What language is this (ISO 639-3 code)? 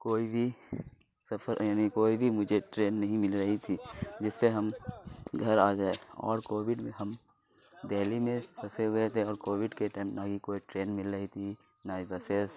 urd